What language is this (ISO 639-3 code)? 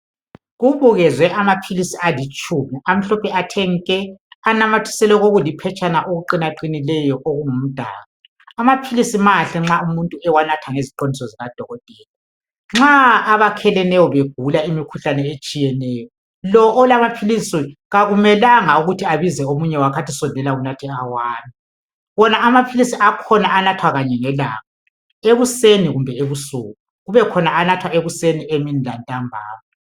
nde